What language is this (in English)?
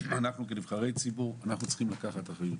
Hebrew